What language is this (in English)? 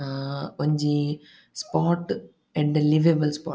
Tulu